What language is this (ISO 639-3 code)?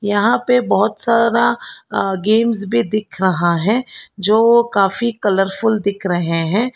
hin